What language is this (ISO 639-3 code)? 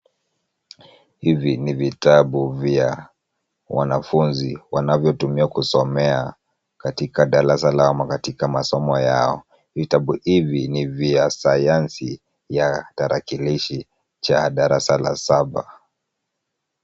swa